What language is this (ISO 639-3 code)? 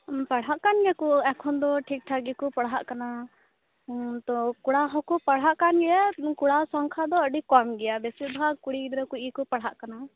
sat